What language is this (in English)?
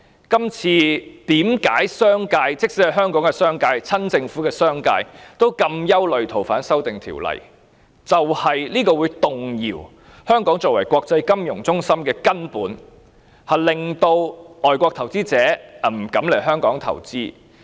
Cantonese